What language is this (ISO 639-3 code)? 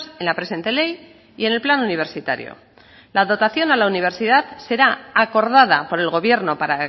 spa